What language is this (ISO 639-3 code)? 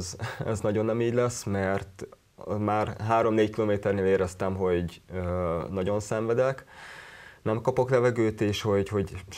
hun